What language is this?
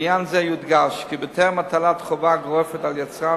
Hebrew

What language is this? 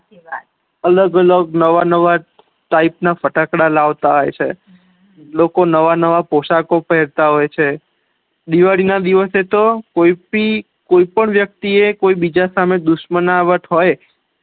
Gujarati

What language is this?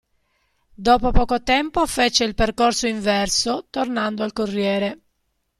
Italian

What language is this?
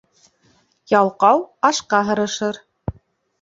Bashkir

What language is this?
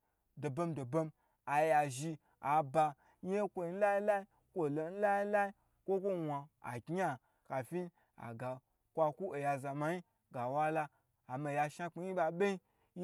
Gbagyi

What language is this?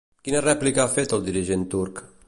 Catalan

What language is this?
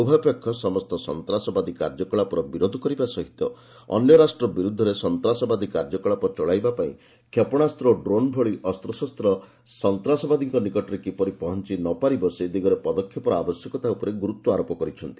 Odia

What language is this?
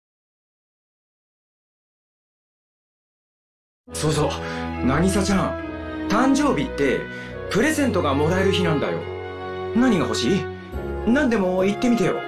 Japanese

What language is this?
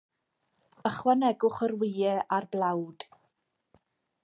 Welsh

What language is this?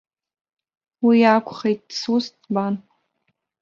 Abkhazian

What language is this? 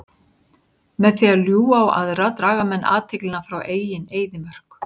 Icelandic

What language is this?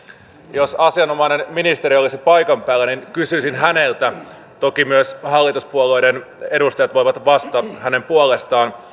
Finnish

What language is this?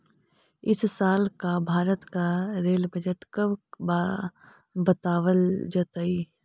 Magahi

